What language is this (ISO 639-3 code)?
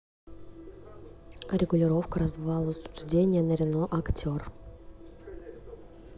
rus